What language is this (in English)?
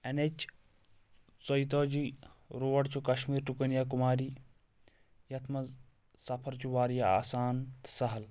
Kashmiri